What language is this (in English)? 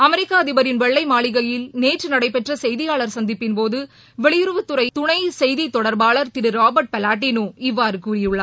Tamil